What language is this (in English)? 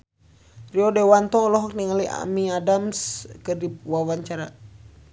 Sundanese